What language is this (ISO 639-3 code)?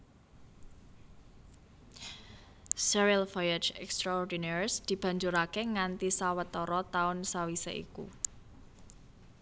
jav